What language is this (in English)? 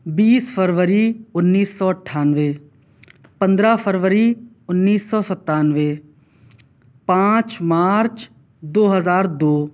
Urdu